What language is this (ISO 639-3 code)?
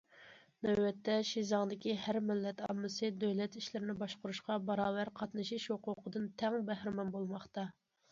uig